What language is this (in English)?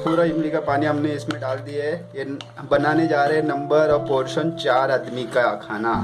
Hindi